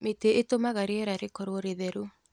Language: Kikuyu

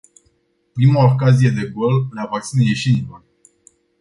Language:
Romanian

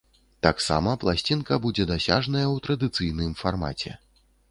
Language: Belarusian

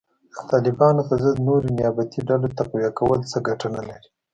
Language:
Pashto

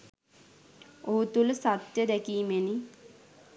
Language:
Sinhala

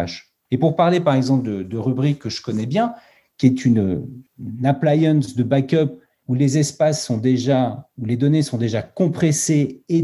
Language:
French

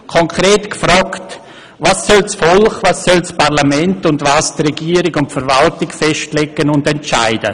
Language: Swiss German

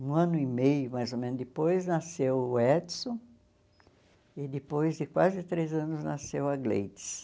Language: Portuguese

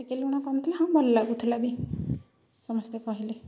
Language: Odia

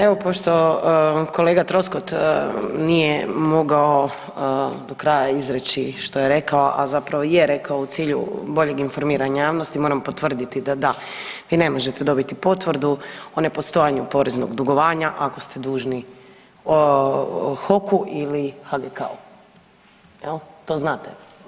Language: Croatian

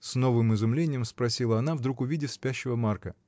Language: Russian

